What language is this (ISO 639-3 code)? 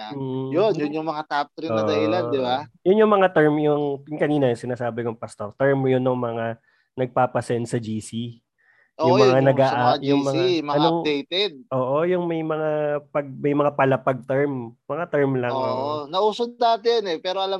fil